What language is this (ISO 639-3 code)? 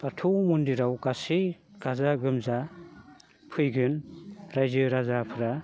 brx